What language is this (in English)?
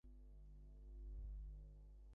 Bangla